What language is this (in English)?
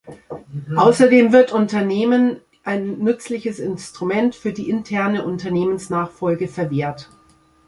German